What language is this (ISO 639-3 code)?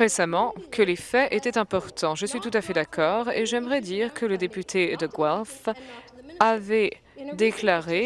fra